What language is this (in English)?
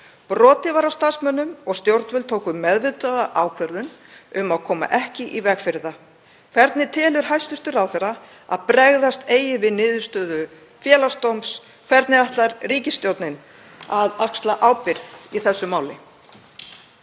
Icelandic